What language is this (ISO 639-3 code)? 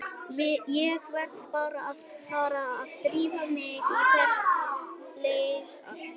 isl